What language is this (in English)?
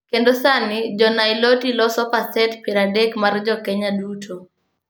Luo (Kenya and Tanzania)